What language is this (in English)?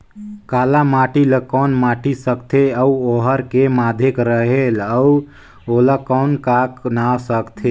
Chhattisgarhi